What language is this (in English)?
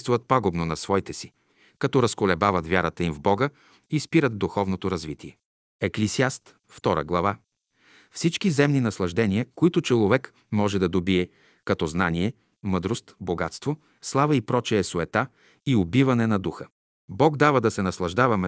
Bulgarian